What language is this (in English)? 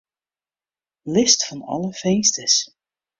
Western Frisian